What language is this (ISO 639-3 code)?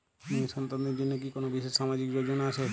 ben